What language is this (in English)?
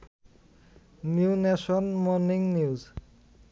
Bangla